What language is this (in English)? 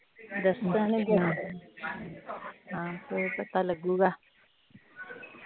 Punjabi